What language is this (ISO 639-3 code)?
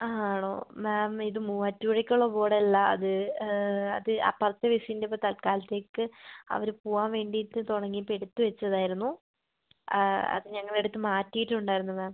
mal